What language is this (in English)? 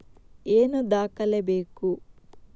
Kannada